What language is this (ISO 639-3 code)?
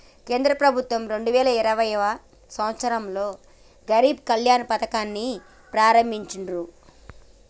tel